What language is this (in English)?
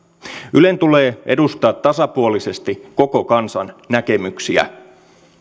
Finnish